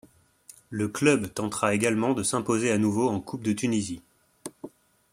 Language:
French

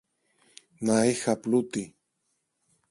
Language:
Greek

